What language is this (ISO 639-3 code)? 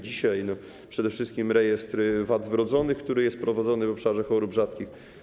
pol